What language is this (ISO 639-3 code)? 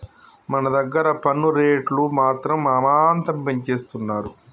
tel